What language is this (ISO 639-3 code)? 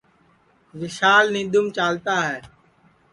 ssi